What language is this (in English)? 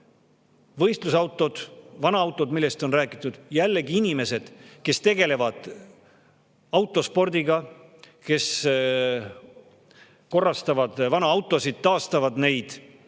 Estonian